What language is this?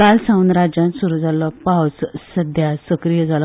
Konkani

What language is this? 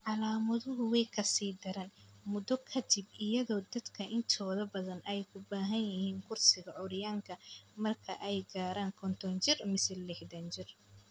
Somali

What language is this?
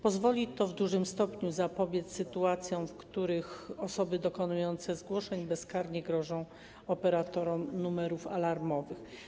Polish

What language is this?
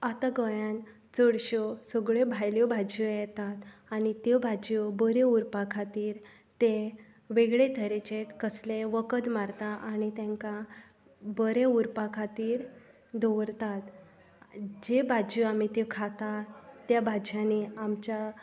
Konkani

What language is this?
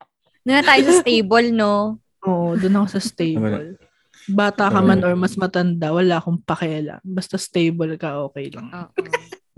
Filipino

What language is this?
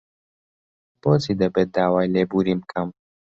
Central Kurdish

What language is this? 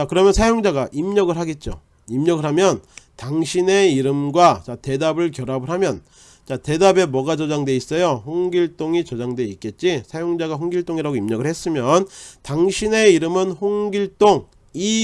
Korean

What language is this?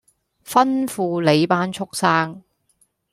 Cantonese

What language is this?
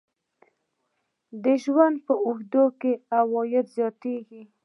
Pashto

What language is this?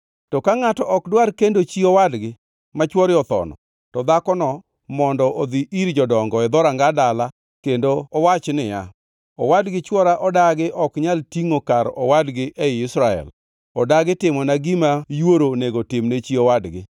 Luo (Kenya and Tanzania)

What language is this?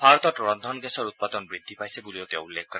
Assamese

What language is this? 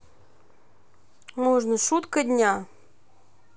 Russian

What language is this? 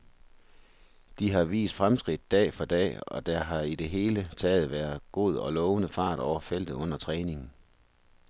Danish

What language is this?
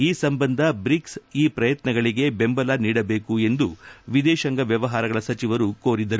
Kannada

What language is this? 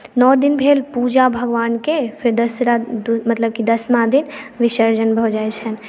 Maithili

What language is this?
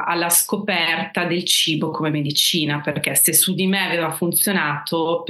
Italian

